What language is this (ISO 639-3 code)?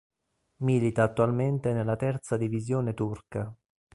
ita